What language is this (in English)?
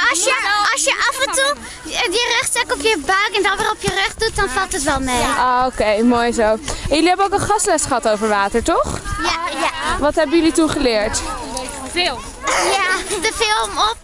Dutch